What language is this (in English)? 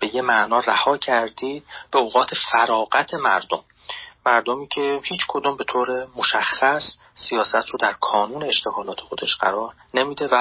Persian